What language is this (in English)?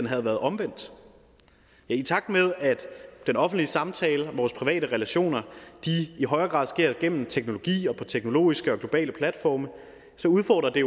Danish